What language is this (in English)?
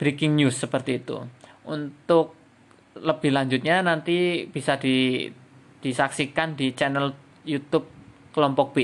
Indonesian